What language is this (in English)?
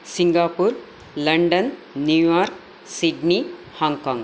Sanskrit